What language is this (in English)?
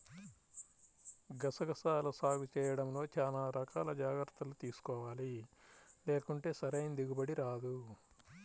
Telugu